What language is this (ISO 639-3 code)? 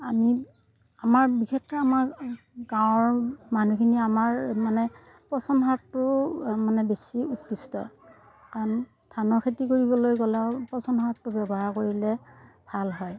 asm